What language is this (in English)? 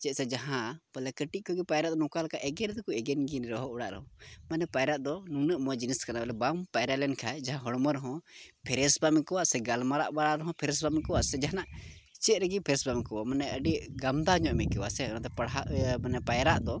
Santali